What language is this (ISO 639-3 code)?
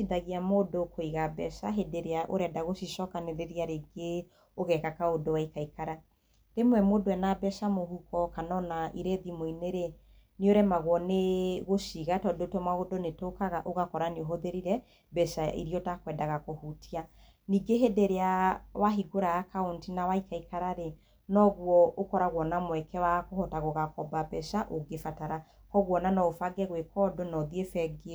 kik